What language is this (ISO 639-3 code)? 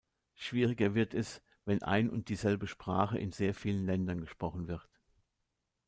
deu